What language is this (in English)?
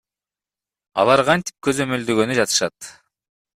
Kyrgyz